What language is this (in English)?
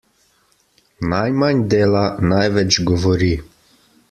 Slovenian